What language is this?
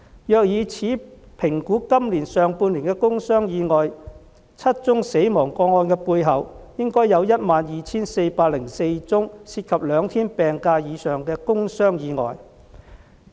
Cantonese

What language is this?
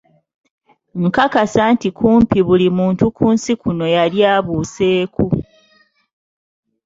Ganda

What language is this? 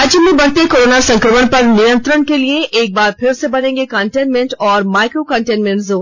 Hindi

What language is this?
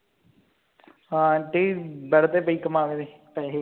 Punjabi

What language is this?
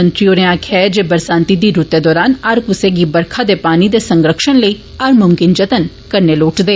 Dogri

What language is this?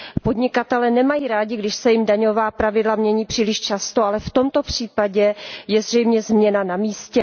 Czech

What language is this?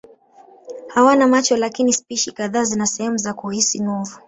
Swahili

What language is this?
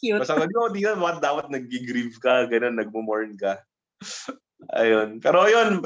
Filipino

